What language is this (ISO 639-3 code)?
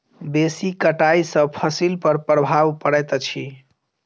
mai